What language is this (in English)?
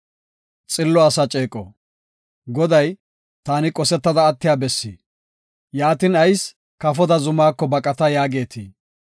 Gofa